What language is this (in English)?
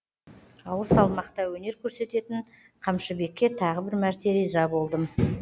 Kazakh